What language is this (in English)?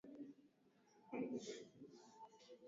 Swahili